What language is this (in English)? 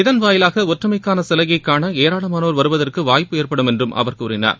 Tamil